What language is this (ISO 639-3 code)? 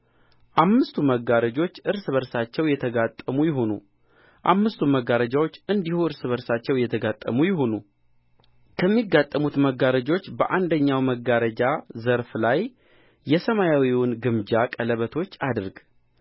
amh